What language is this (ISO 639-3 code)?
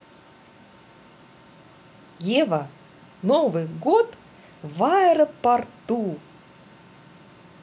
rus